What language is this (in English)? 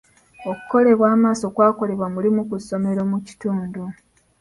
Ganda